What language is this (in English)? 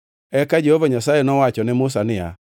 Luo (Kenya and Tanzania)